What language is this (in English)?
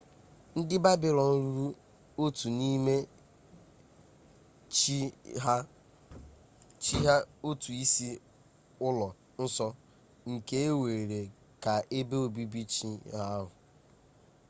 Igbo